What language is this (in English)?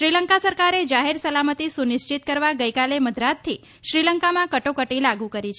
Gujarati